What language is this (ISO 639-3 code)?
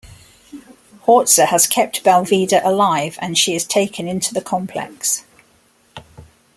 eng